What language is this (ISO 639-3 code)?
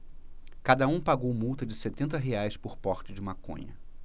por